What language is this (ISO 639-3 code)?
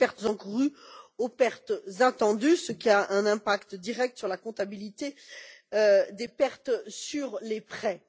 fra